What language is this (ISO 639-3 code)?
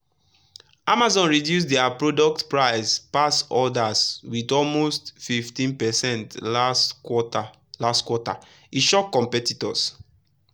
pcm